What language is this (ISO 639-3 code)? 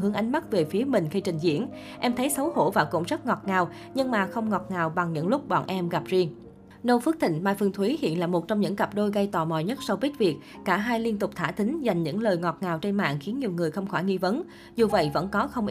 vie